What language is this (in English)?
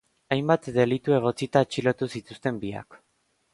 Basque